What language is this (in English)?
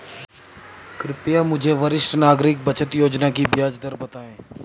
Hindi